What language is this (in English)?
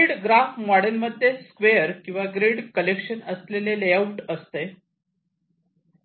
Marathi